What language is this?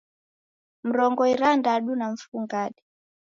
Taita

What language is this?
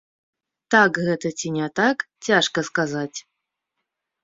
Belarusian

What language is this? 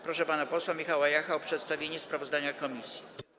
Polish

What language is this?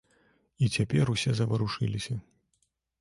Belarusian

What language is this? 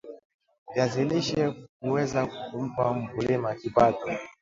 Swahili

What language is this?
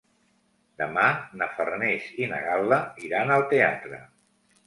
Catalan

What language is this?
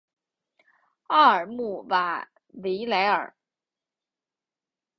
Chinese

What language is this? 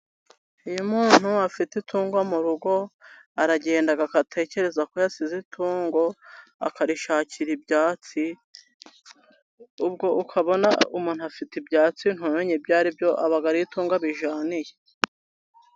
Kinyarwanda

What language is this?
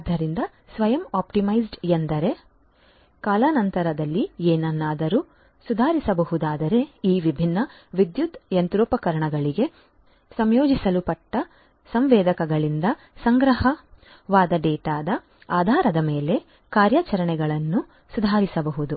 Kannada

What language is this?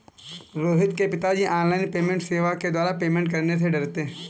Hindi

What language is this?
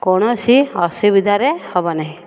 Odia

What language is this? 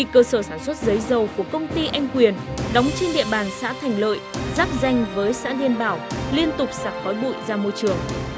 Vietnamese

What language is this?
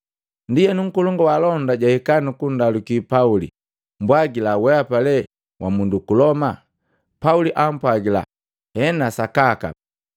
Matengo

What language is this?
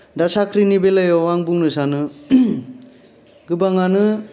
Bodo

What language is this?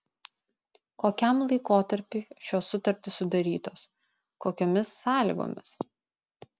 Lithuanian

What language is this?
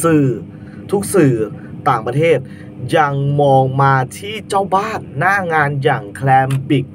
Thai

